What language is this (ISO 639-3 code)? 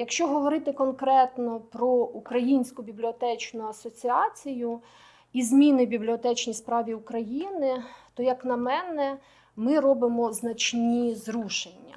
ukr